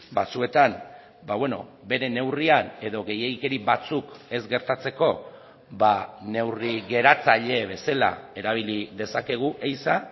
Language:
Basque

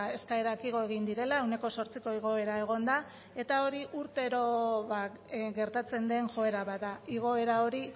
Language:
Basque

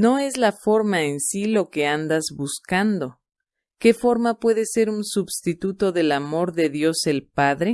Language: Spanish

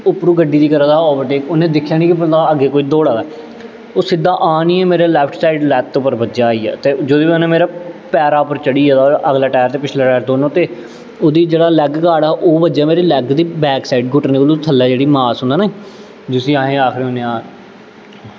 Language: Dogri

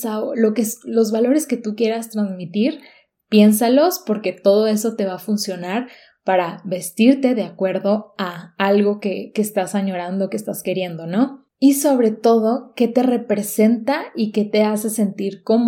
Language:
Spanish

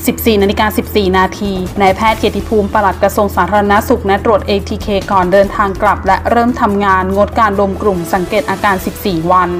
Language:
Thai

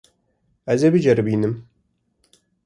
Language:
Kurdish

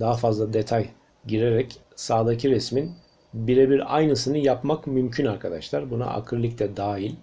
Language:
Turkish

